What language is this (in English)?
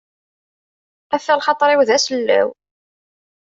Kabyle